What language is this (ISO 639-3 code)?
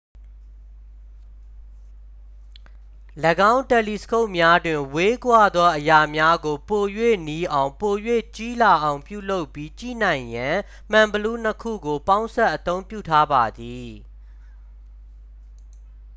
mya